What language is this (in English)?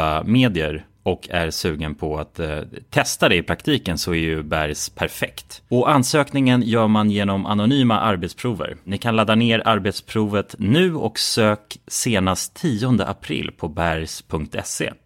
Swedish